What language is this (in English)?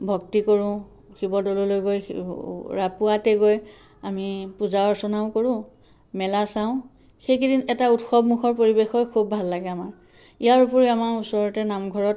Assamese